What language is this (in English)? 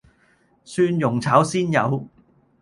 Cantonese